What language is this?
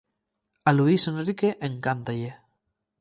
Galician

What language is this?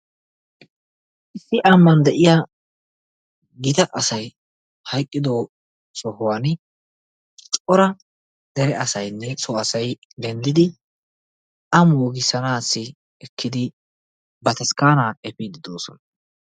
Wolaytta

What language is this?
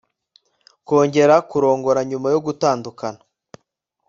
Kinyarwanda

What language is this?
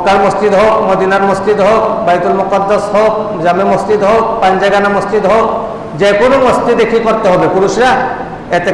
Indonesian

